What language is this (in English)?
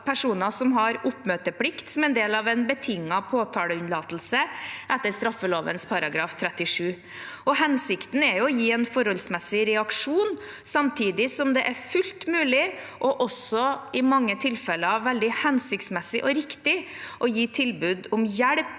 Norwegian